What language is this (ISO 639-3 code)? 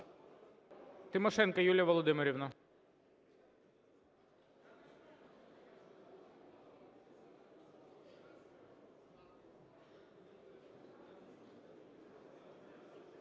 ukr